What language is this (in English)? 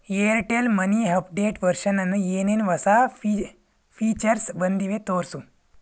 Kannada